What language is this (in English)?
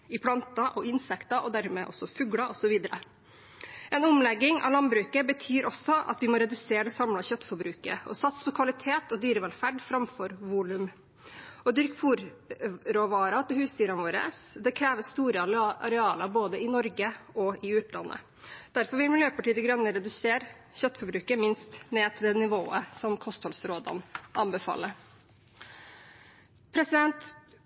Norwegian Bokmål